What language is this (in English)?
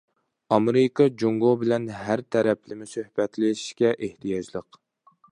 Uyghur